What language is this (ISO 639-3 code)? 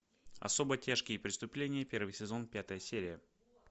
rus